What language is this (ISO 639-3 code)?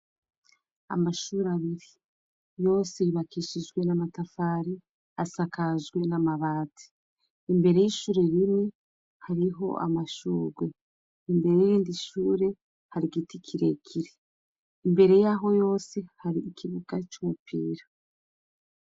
run